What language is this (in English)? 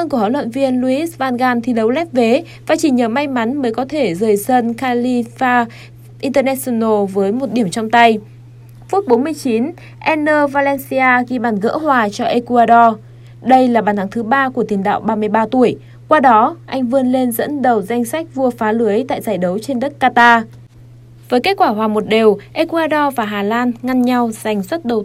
Vietnamese